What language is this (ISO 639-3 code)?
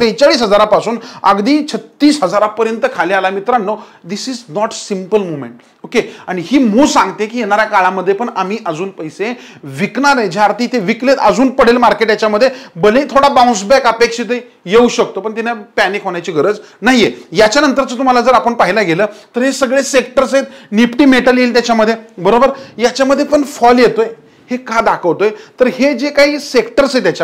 mar